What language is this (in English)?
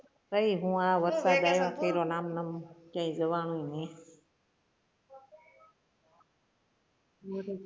Gujarati